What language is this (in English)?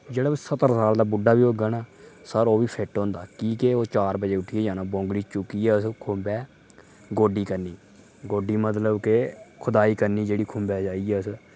Dogri